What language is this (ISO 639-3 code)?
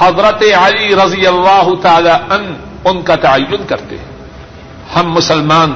urd